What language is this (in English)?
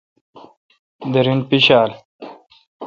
Kalkoti